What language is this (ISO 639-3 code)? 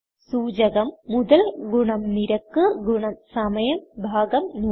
mal